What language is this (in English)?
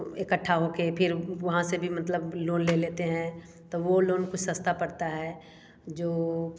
Hindi